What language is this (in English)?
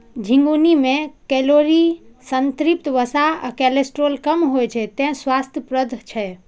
Maithili